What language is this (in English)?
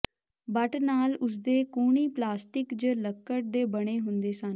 Punjabi